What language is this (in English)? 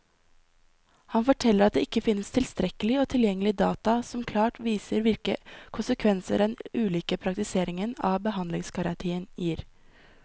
Norwegian